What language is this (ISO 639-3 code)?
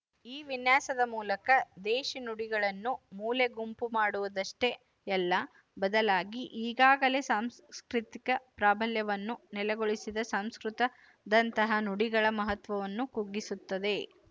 kan